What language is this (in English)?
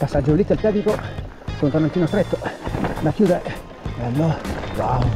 Italian